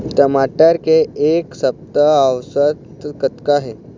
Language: Chhattisgarhi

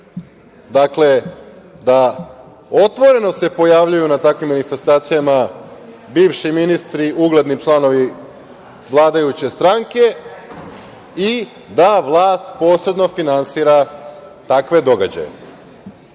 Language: Serbian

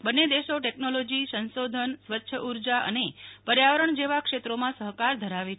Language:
Gujarati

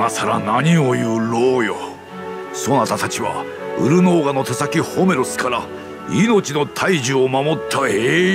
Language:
Japanese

